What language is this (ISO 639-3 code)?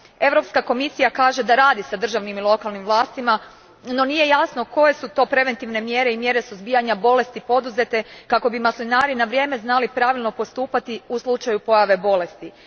hrv